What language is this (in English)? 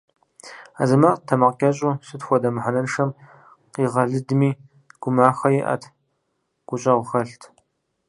Kabardian